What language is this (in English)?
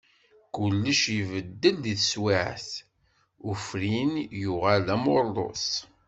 Kabyle